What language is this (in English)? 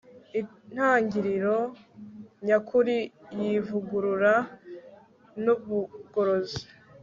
Kinyarwanda